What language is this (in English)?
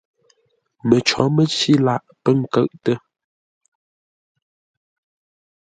Ngombale